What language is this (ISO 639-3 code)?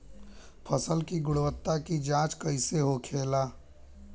bho